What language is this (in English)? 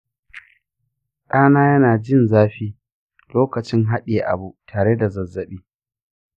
Hausa